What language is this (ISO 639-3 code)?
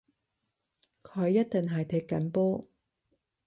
yue